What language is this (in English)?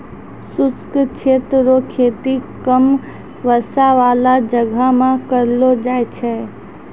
Maithili